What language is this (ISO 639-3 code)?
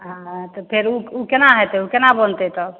mai